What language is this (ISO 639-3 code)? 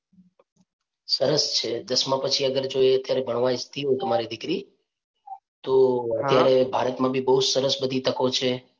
guj